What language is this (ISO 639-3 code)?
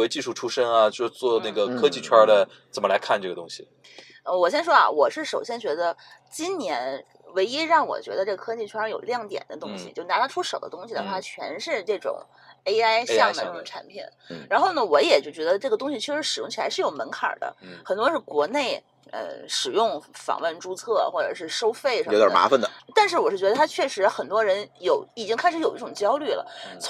zho